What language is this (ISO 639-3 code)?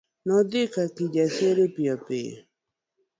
luo